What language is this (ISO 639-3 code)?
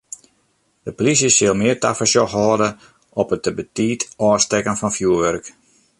fry